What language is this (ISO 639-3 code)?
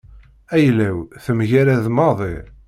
kab